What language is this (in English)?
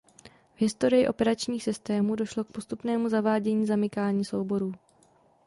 Czech